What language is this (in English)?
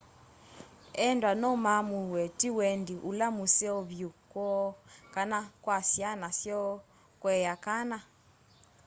Kamba